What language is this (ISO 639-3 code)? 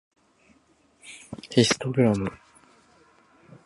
jpn